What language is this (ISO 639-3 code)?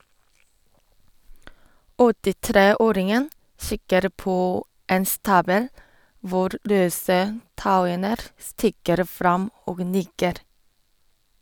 nor